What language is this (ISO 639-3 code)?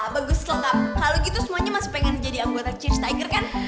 ind